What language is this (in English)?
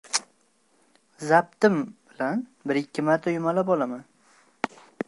Uzbek